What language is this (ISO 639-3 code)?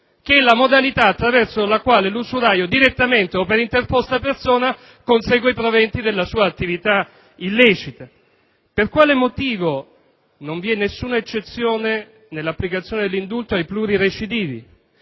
ita